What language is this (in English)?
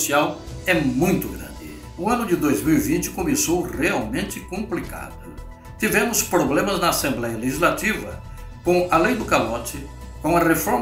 Portuguese